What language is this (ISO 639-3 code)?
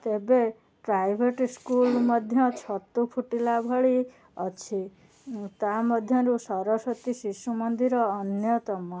ori